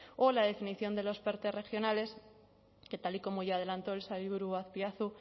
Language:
Spanish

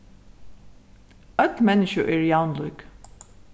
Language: Faroese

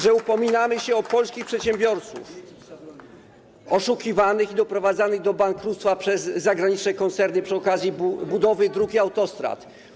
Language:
Polish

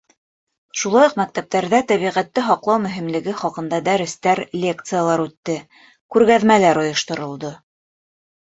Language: Bashkir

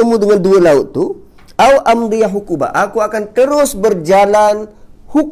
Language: Malay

